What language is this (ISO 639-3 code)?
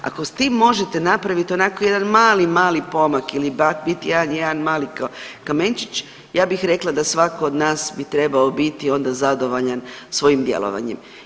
hrv